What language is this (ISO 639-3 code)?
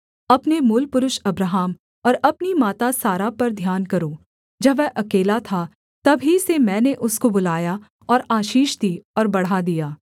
hin